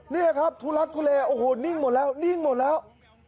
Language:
Thai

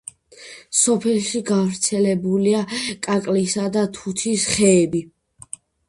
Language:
Georgian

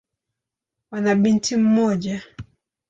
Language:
Swahili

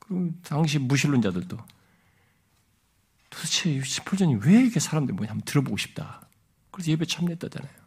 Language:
Korean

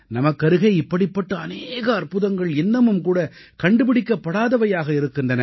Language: Tamil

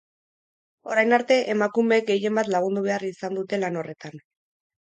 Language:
Basque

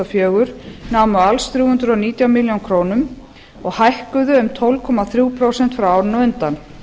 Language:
Icelandic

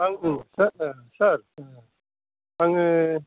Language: Bodo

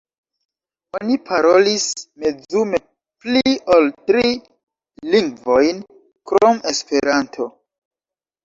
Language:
Esperanto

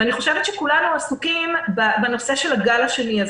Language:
Hebrew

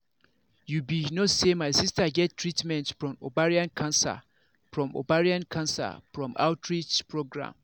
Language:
Nigerian Pidgin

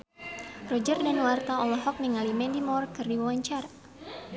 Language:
Sundanese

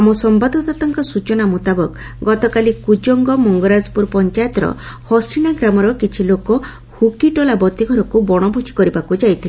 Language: Odia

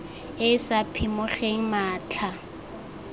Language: Tswana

